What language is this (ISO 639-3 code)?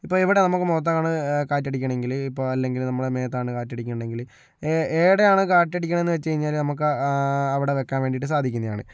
mal